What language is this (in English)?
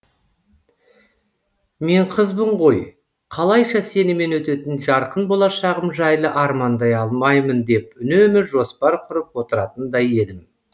Kazakh